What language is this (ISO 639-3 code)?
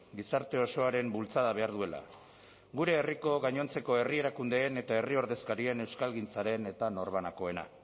eus